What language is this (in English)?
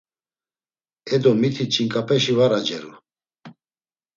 Laz